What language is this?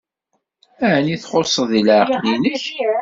Kabyle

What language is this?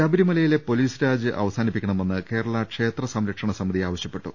Malayalam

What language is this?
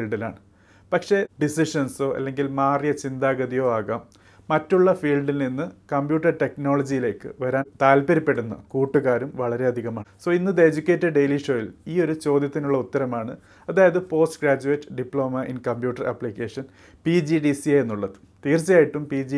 Malayalam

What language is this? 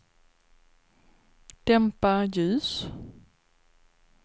Swedish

